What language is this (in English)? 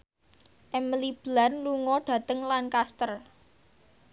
Javanese